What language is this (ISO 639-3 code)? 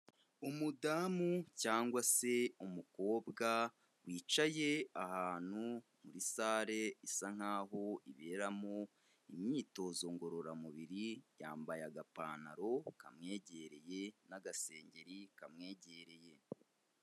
kin